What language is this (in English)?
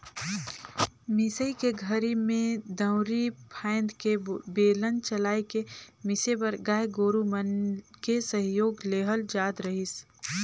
Chhattisgarhi